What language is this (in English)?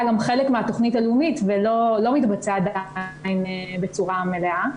Hebrew